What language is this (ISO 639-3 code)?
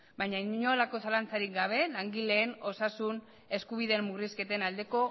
eus